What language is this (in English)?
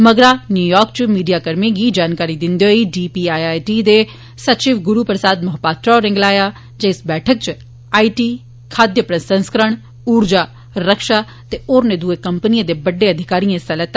Dogri